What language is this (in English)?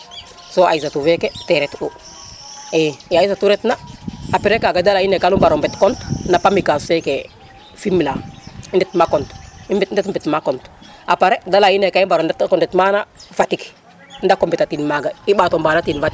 Serer